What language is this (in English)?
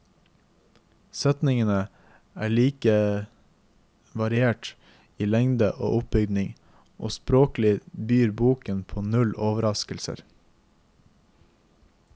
Norwegian